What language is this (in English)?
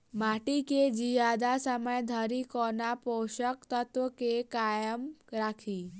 Maithili